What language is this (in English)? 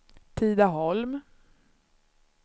Swedish